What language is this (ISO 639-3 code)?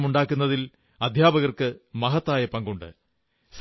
mal